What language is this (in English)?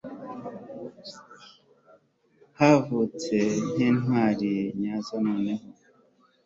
Kinyarwanda